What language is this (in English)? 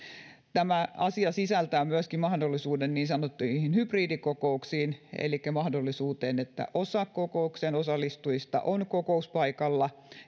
Finnish